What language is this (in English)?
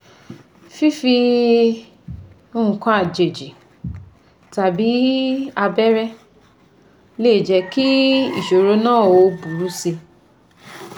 Yoruba